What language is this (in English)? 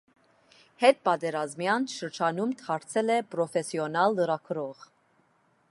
Armenian